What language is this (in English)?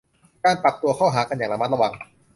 Thai